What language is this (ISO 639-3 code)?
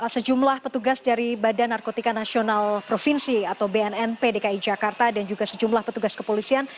ind